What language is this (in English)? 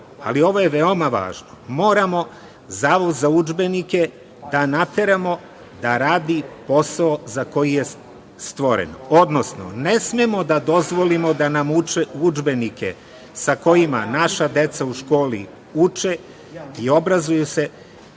Serbian